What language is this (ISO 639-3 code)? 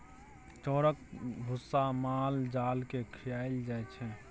mai